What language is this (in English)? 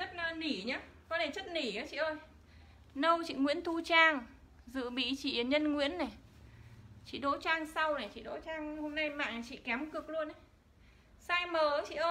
Vietnamese